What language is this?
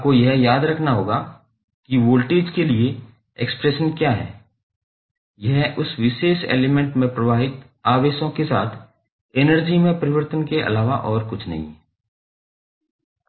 Hindi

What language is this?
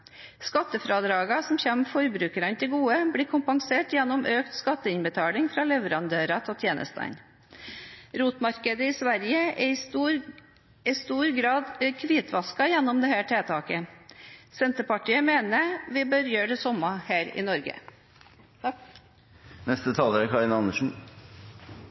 Norwegian Bokmål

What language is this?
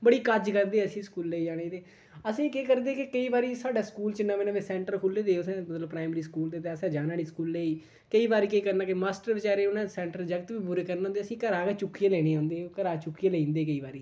Dogri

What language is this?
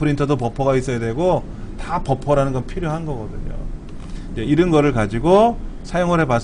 Korean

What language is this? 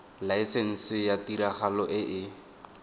Tswana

